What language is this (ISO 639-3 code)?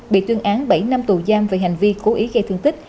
vie